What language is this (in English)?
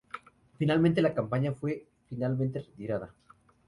Spanish